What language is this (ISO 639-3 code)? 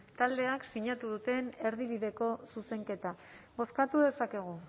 eus